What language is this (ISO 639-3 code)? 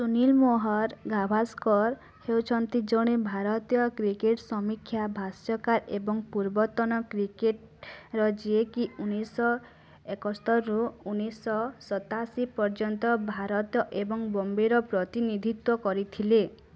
ori